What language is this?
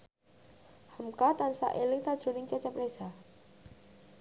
Javanese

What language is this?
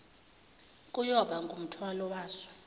Zulu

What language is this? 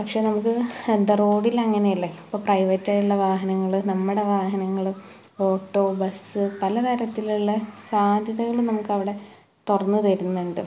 Malayalam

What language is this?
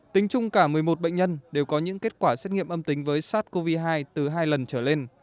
Vietnamese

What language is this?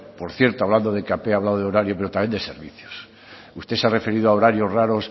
Spanish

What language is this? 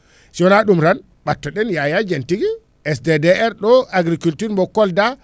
Fula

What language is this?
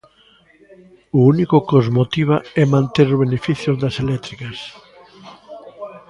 Galician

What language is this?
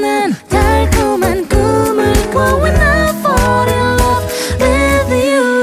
Korean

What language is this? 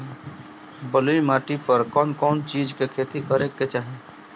Bhojpuri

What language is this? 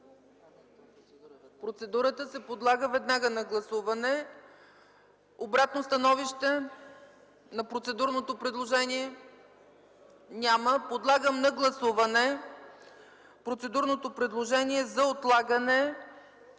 Bulgarian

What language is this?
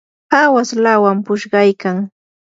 Yanahuanca Pasco Quechua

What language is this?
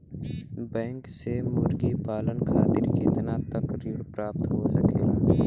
Bhojpuri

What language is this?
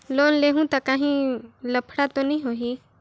Chhattisgarhi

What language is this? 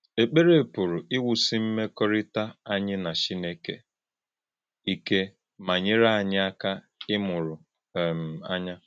Igbo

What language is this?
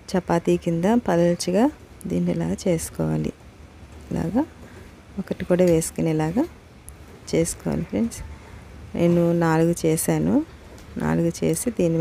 Telugu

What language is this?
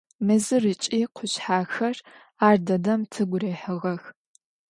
Adyghe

